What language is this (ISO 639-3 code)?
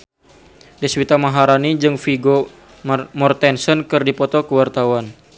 sun